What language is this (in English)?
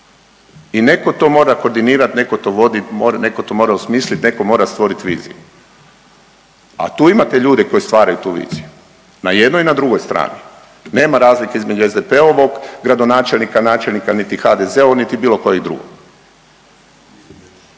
Croatian